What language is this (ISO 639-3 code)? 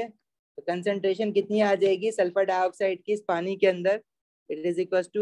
hin